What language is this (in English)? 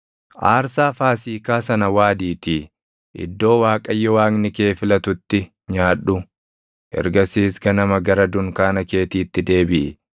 Oromo